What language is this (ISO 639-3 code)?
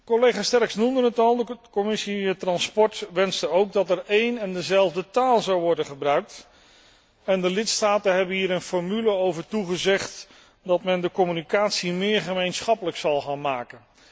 nld